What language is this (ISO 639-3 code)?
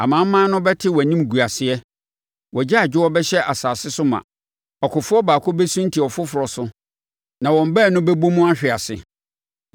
aka